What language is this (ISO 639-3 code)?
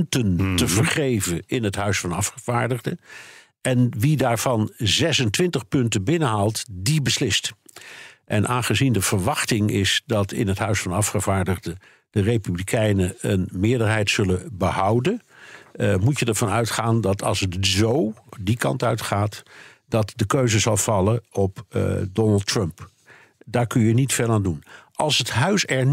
nld